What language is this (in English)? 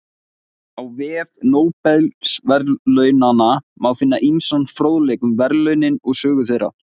Icelandic